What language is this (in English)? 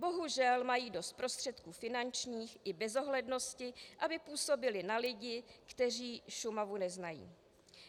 Czech